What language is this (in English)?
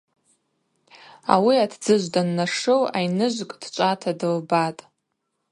Abaza